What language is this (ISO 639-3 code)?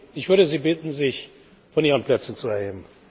deu